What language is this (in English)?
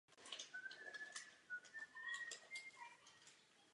Czech